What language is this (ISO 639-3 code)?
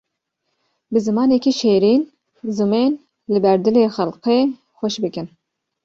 kur